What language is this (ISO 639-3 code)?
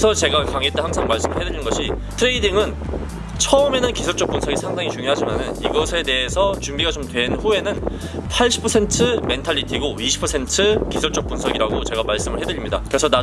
kor